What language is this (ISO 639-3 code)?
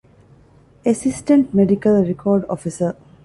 div